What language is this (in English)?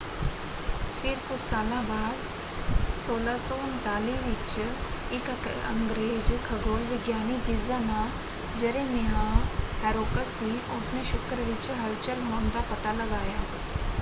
Punjabi